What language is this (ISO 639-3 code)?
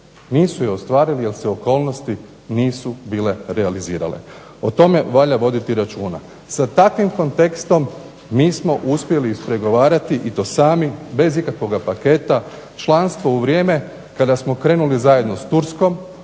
hrv